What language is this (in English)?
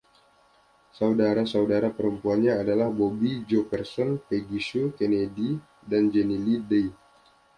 Indonesian